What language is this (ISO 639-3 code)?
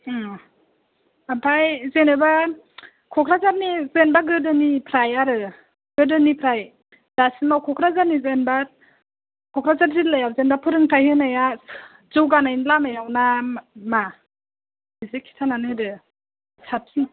brx